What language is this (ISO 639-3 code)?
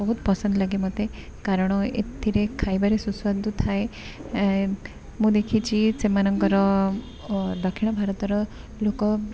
ori